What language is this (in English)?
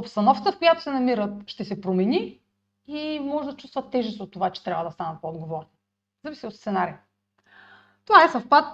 Bulgarian